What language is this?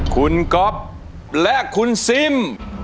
Thai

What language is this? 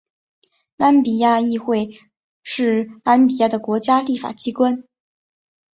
Chinese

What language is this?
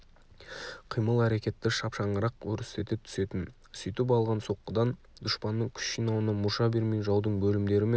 Kazakh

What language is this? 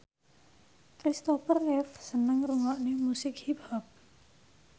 Javanese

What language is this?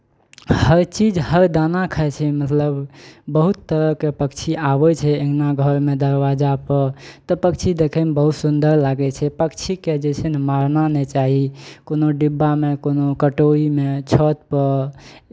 Maithili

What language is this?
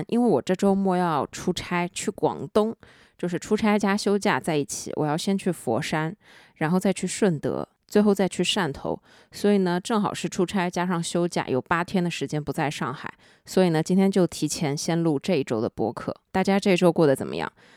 Chinese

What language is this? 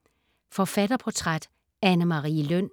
Danish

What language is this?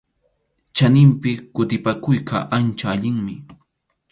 Arequipa-La Unión Quechua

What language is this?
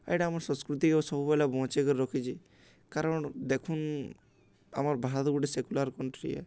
Odia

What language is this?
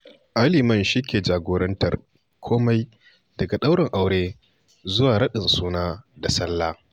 Hausa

